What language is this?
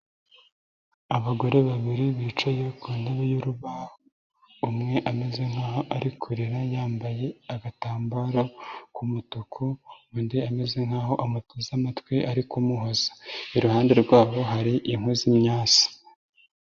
Kinyarwanda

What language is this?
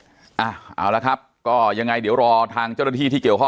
Thai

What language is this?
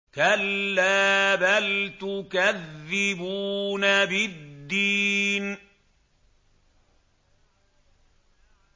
Arabic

